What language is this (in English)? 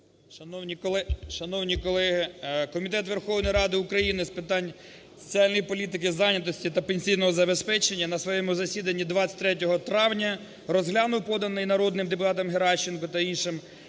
Ukrainian